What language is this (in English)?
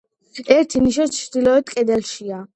Georgian